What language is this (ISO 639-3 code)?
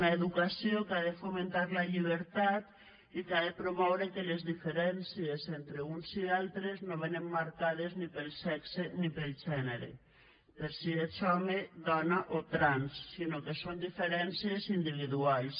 cat